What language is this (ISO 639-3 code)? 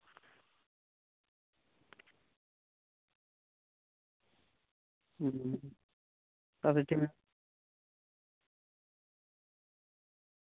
sat